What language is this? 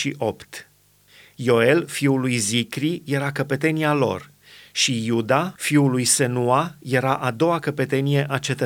Romanian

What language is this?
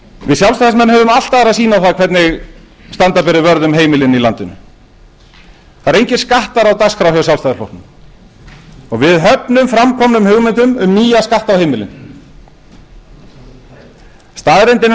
Icelandic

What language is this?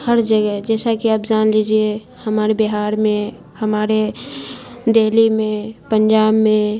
Urdu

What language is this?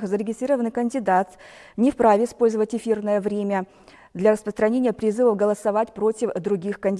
Russian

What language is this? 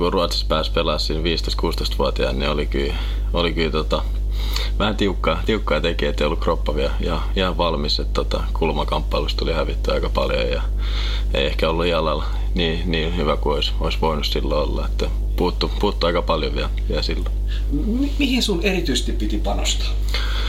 Finnish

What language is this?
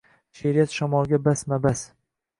Uzbek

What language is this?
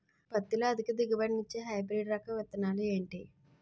Telugu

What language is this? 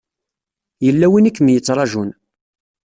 Kabyle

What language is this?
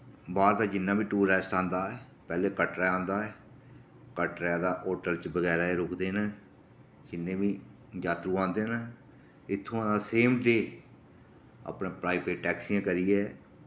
Dogri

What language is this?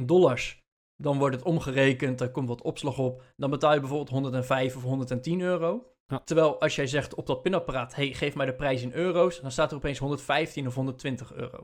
Dutch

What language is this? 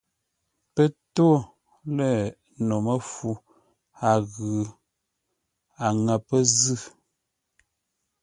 Ngombale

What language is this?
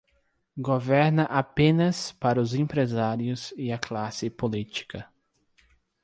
Portuguese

